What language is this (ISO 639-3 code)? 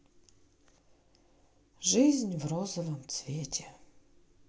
rus